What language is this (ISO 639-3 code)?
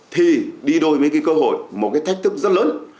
vie